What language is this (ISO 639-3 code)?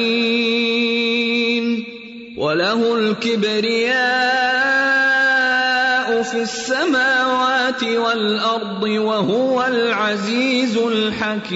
urd